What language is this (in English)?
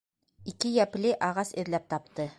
Bashkir